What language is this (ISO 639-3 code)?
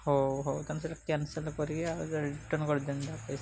ori